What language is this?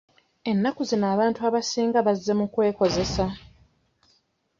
Ganda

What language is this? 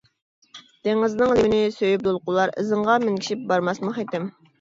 Uyghur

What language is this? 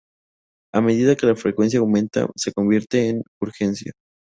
Spanish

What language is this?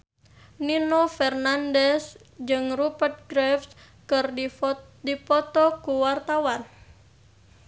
Sundanese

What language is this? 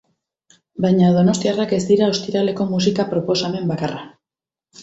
Basque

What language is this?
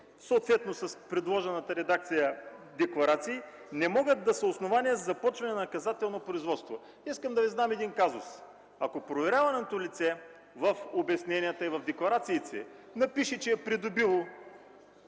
Bulgarian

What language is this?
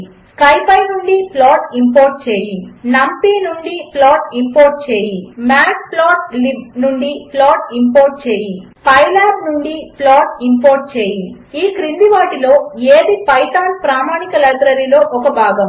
Telugu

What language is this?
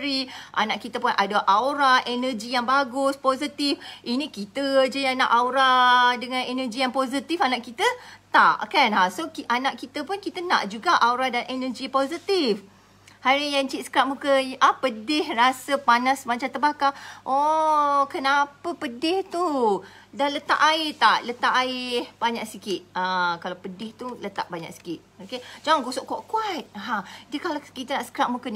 Malay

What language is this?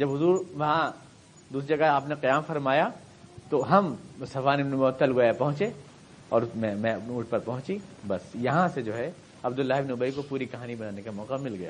Urdu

